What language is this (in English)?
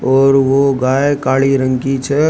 Rajasthani